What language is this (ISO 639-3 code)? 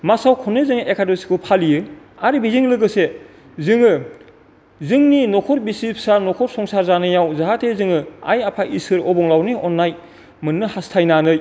brx